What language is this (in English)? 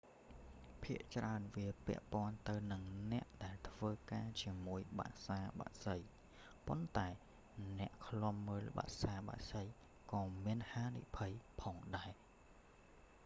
Khmer